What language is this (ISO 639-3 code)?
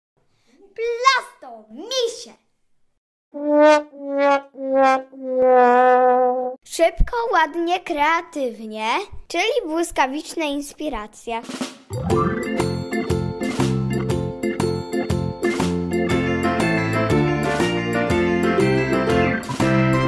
pol